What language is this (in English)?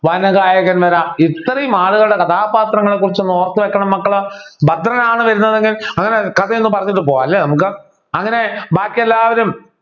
Malayalam